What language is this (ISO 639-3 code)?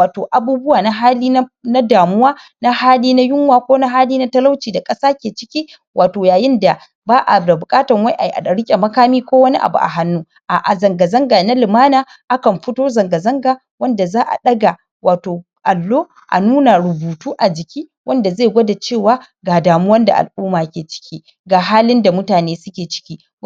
hau